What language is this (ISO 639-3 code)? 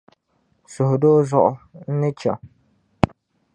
dag